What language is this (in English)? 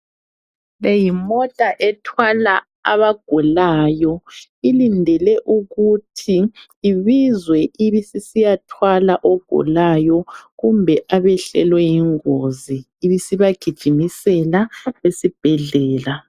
North Ndebele